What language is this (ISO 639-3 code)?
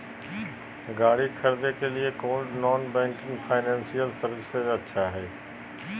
mag